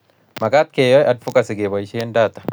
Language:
Kalenjin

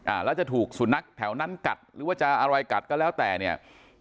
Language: Thai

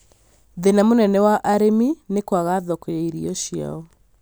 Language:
Kikuyu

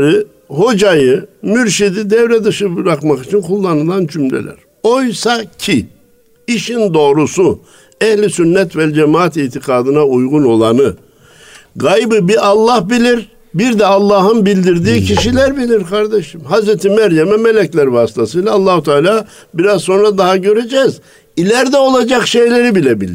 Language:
Turkish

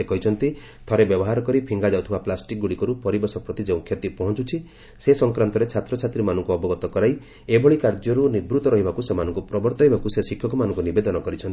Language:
Odia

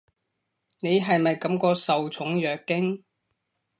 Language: Cantonese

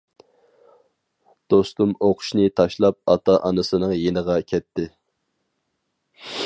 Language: Uyghur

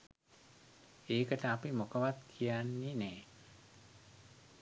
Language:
Sinhala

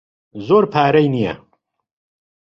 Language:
Central Kurdish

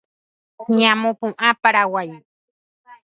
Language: Guarani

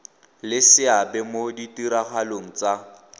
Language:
Tswana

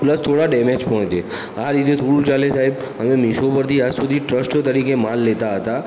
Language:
Gujarati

